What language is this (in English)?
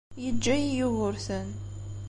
Kabyle